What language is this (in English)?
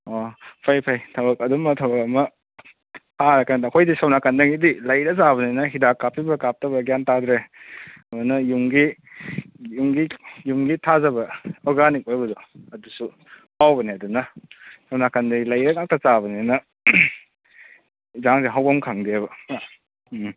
Manipuri